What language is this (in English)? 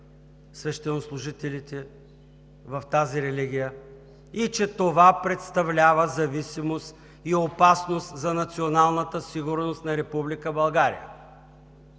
Bulgarian